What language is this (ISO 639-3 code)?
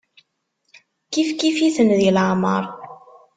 kab